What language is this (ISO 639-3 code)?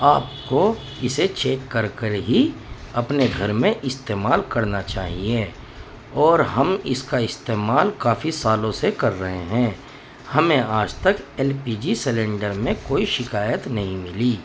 urd